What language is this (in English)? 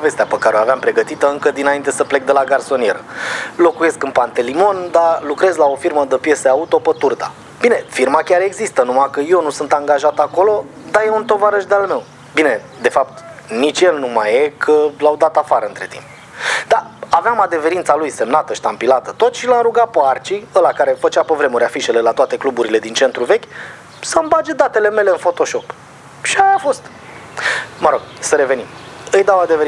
Romanian